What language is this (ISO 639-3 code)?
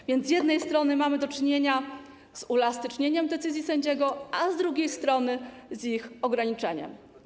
pol